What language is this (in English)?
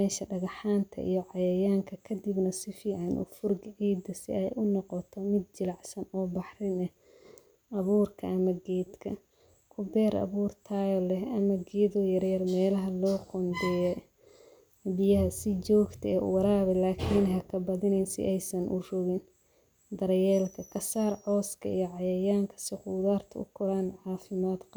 Somali